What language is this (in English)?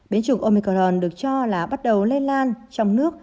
Vietnamese